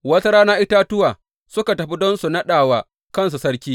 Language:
Hausa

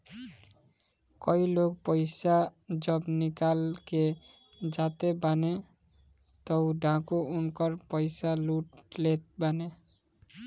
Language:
Bhojpuri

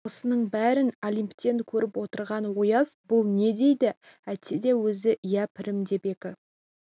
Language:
Kazakh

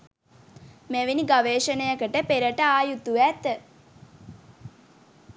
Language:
Sinhala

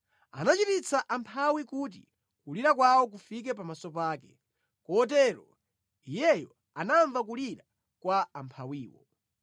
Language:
Nyanja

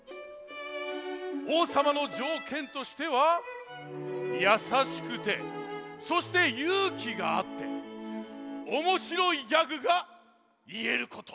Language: Japanese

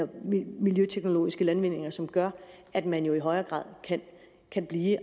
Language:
Danish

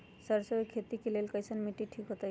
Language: Magahi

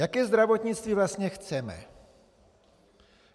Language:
Czech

